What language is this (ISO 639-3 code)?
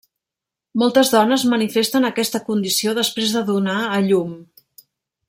cat